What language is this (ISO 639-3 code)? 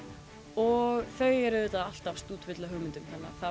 isl